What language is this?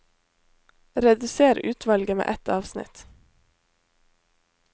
Norwegian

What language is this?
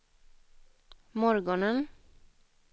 Swedish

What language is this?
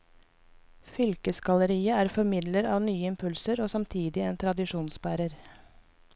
Norwegian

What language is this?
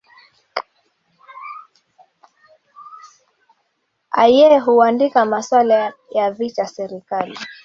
Swahili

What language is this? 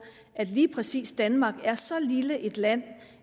Danish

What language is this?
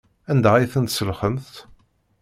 Kabyle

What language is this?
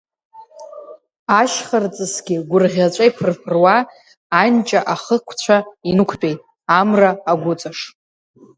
Abkhazian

